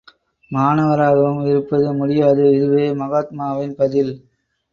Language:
Tamil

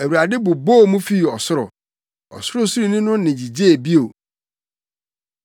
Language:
Akan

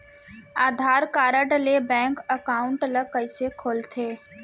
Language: Chhattisgarhi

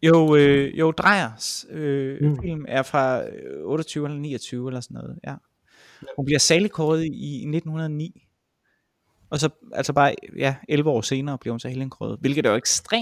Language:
Danish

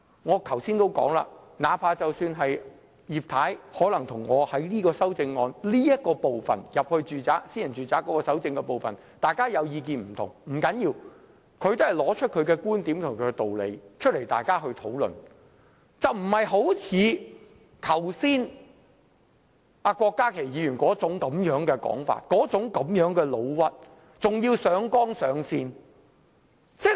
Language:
Cantonese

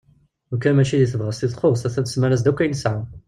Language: Kabyle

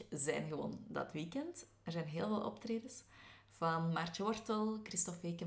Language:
Dutch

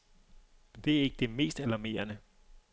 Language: Danish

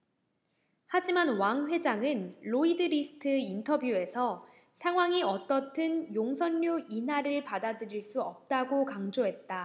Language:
Korean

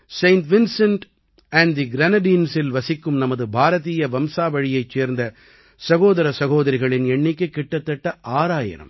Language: Tamil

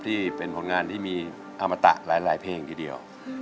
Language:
Thai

